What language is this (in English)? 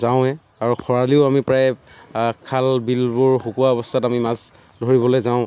Assamese